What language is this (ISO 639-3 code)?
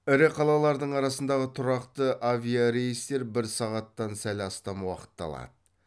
kaz